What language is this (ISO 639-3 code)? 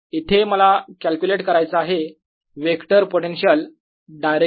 mar